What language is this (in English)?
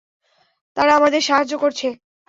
Bangla